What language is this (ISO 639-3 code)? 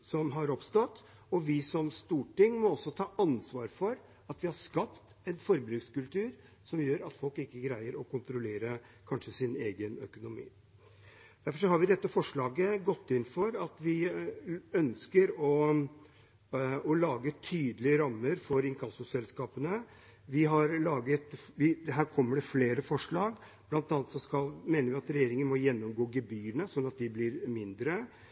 nob